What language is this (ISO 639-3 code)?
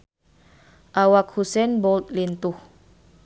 sun